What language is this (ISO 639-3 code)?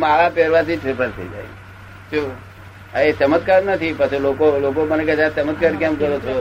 guj